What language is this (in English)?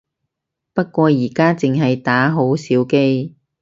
Cantonese